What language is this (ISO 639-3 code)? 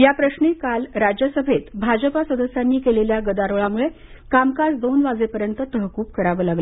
mar